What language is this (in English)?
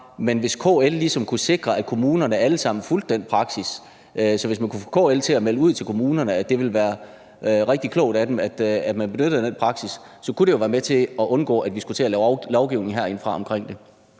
Danish